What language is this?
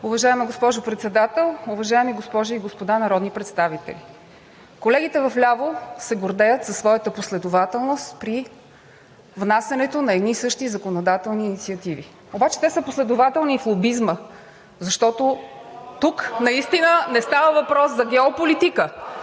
Bulgarian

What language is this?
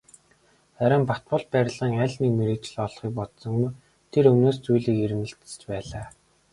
Mongolian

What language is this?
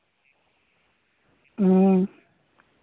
Santali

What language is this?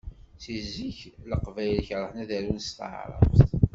Kabyle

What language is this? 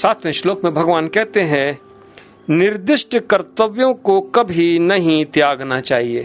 Hindi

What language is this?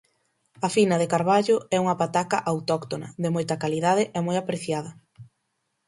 Galician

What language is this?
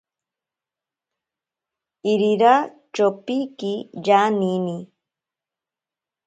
Ashéninka Perené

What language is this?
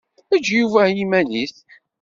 Kabyle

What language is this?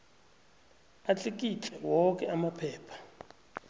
South Ndebele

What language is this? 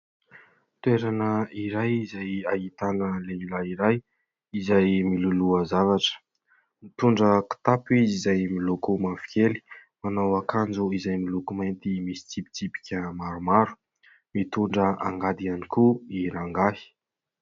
Malagasy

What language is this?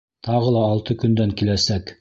Bashkir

